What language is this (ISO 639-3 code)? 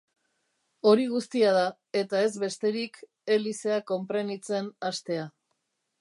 eus